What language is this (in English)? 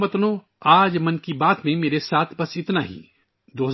Urdu